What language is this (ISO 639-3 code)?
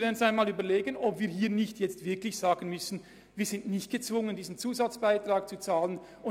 gsw